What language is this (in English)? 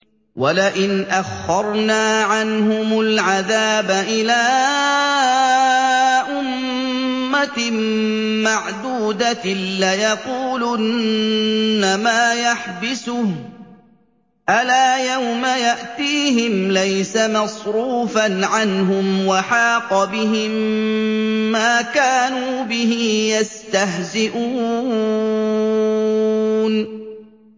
Arabic